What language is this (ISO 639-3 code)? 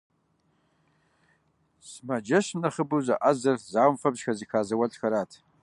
kbd